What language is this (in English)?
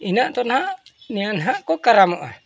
Santali